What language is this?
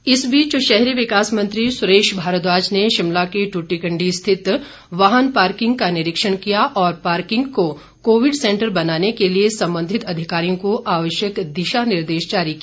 Hindi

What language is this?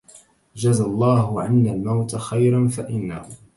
Arabic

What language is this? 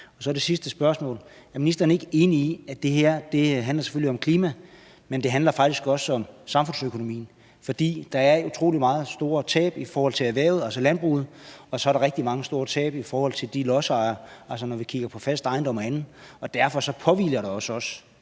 Danish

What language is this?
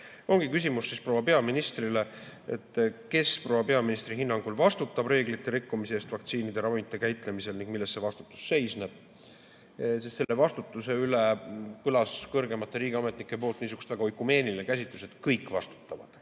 Estonian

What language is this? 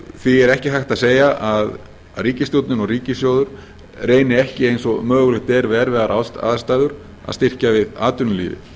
Icelandic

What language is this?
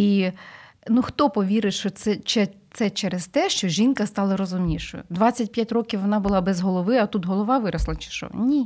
Ukrainian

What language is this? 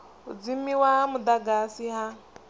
Venda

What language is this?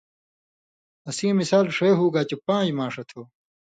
Indus Kohistani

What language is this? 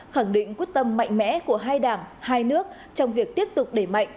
Vietnamese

